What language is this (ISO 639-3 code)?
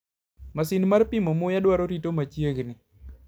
luo